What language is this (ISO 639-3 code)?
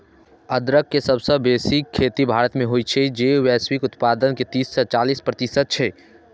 mai